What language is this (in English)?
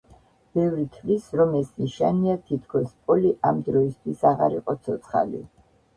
Georgian